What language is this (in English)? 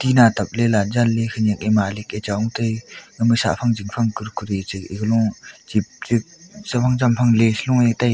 Wancho Naga